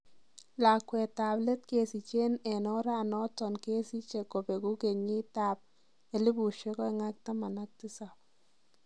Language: Kalenjin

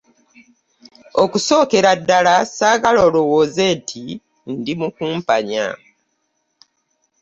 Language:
Ganda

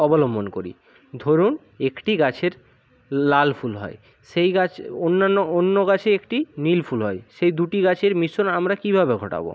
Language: Bangla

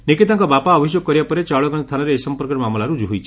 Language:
Odia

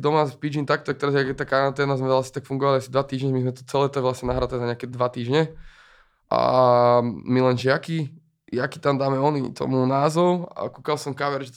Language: Czech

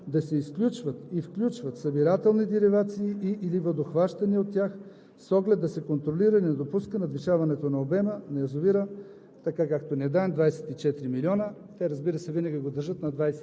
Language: Bulgarian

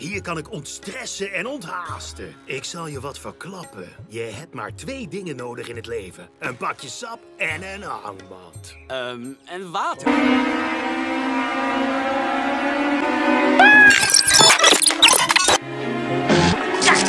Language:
Dutch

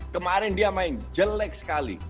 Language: Indonesian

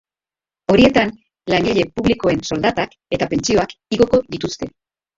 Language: Basque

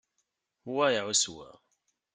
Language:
Kabyle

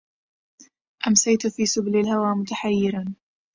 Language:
Arabic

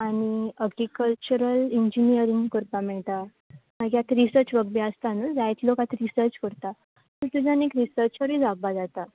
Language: Konkani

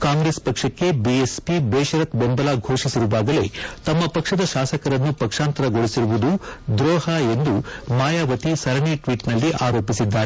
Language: Kannada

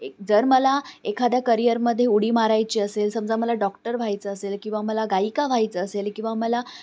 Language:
Marathi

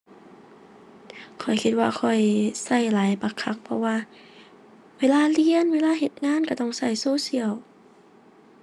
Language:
Thai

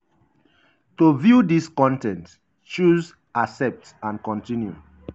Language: Nigerian Pidgin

